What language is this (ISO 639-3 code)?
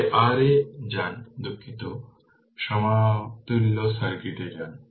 ben